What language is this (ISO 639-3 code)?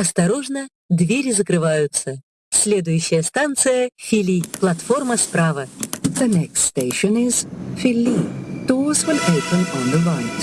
rus